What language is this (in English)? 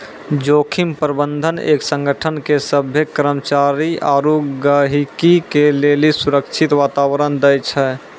Maithili